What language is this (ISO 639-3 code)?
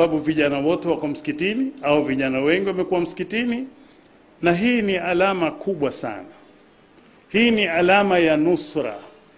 swa